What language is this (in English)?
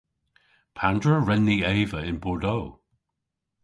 Cornish